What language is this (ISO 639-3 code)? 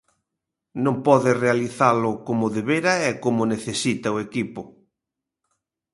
glg